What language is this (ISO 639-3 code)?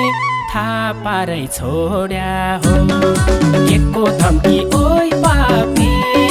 tha